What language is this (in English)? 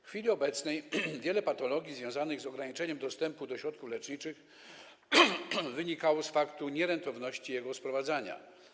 Polish